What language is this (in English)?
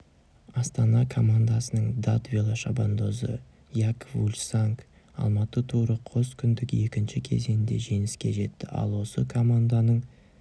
Kazakh